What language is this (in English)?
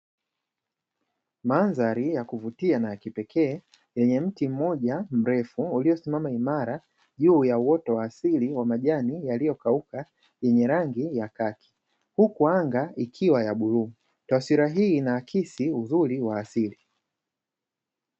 Swahili